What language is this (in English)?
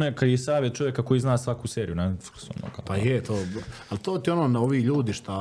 Croatian